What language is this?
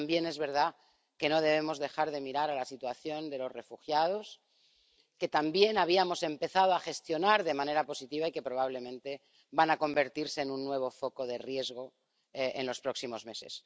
Spanish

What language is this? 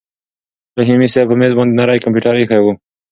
Pashto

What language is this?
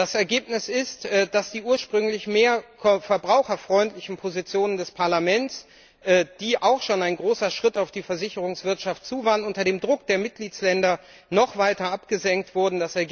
German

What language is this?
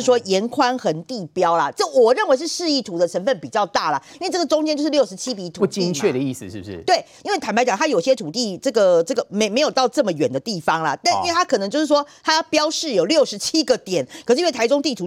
Chinese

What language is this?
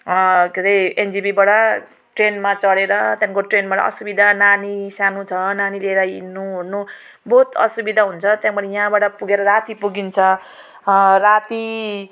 Nepali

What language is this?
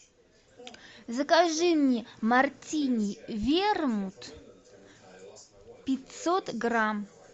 Russian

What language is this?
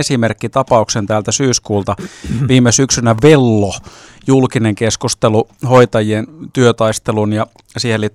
Finnish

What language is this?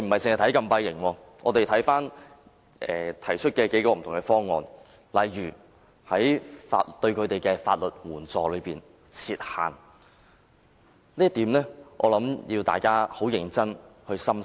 Cantonese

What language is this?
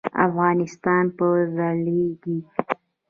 Pashto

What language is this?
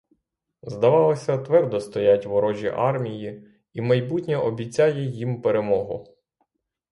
Ukrainian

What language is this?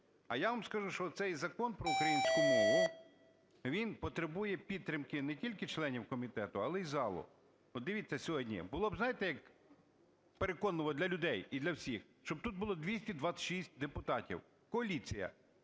Ukrainian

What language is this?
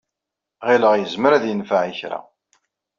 Kabyle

